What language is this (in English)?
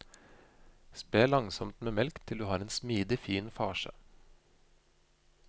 Norwegian